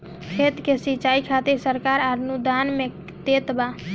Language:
Bhojpuri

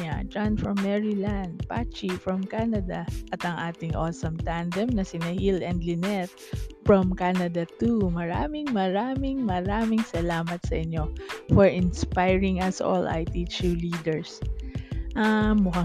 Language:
Filipino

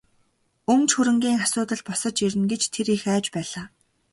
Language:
Mongolian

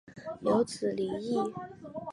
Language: Chinese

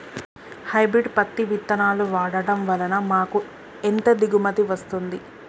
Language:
Telugu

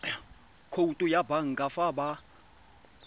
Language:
Tswana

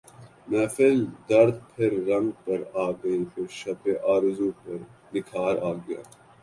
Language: Urdu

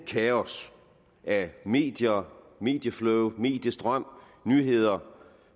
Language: Danish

